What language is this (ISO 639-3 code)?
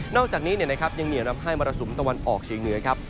tha